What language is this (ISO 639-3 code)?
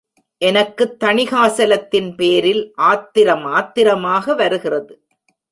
tam